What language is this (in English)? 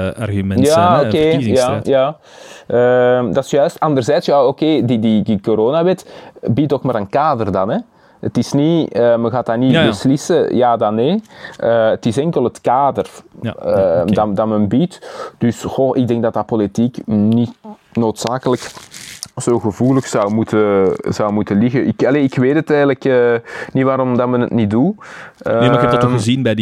Dutch